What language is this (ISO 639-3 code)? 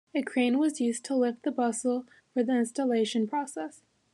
eng